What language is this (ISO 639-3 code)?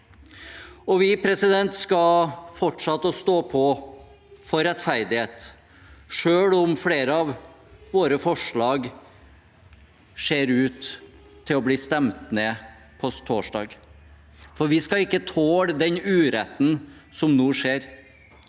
nor